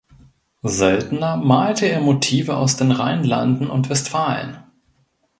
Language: German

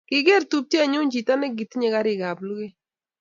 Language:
Kalenjin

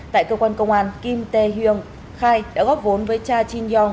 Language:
Vietnamese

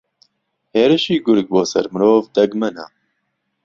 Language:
Central Kurdish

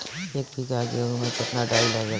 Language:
Bhojpuri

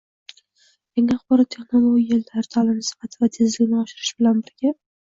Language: Uzbek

